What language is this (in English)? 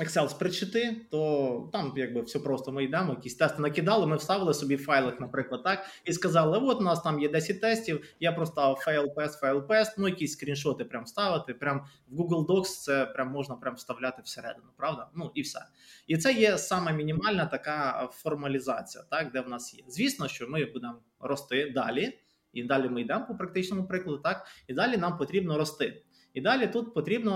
Ukrainian